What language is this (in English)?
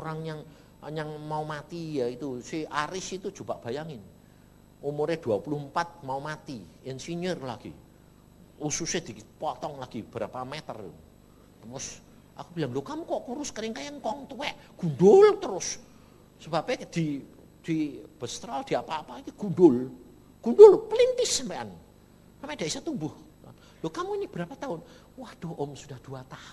Indonesian